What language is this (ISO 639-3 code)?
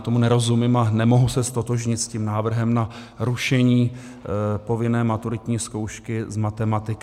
ces